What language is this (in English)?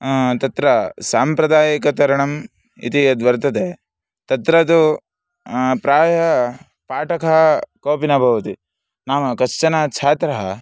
Sanskrit